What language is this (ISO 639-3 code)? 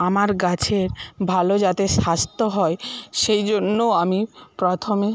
ben